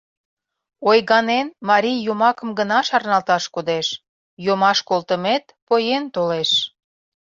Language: Mari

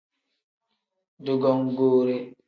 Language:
Tem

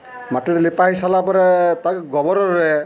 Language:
Odia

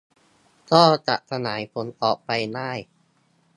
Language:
Thai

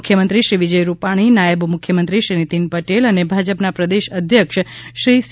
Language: Gujarati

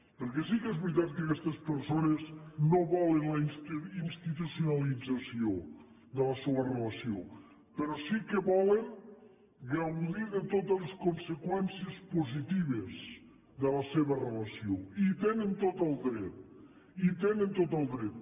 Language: Catalan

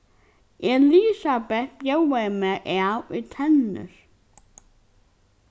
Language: Faroese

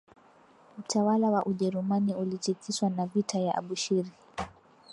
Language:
Swahili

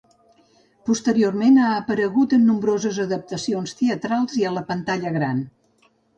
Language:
Catalan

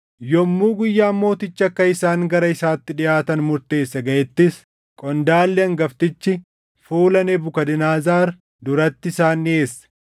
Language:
Oromo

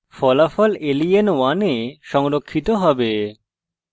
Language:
Bangla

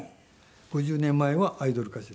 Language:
Japanese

